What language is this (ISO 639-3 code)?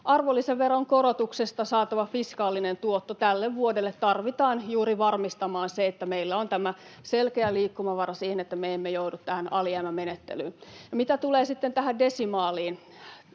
fin